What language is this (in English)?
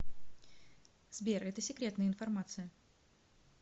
Russian